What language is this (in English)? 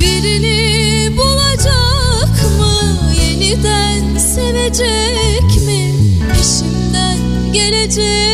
Turkish